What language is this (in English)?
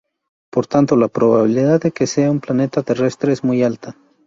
Spanish